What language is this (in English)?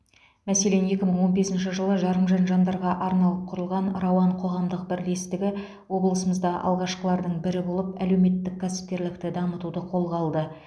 Kazakh